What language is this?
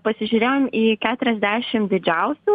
Lithuanian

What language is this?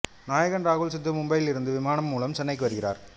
Tamil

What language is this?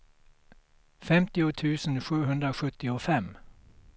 Swedish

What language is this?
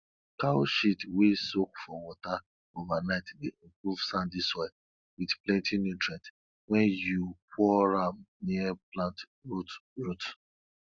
Nigerian Pidgin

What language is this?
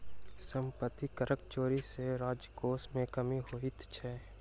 Maithili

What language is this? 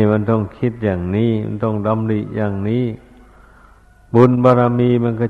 Thai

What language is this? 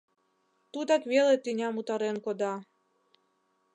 Mari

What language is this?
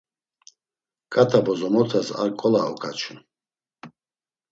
Laz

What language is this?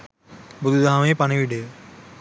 Sinhala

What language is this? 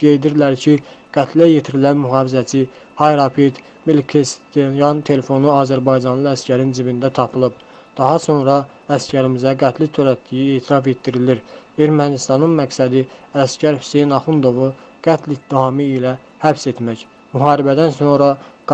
Turkish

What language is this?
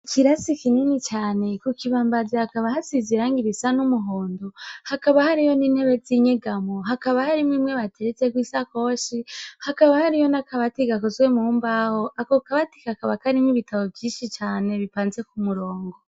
Rundi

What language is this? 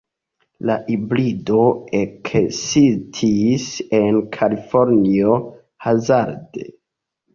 Esperanto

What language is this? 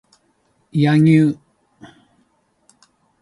Japanese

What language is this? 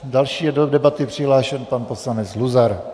Czech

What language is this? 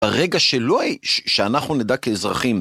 Hebrew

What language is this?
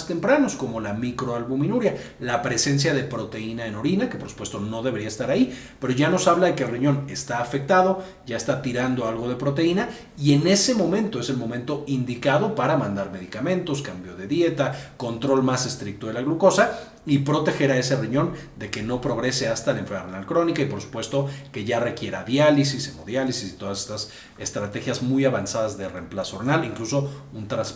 Spanish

